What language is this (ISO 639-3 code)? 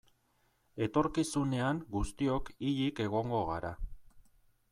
eus